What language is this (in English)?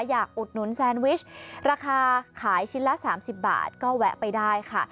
Thai